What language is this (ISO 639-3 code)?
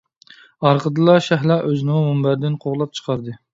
uig